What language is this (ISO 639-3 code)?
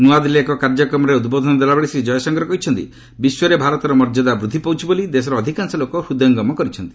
ori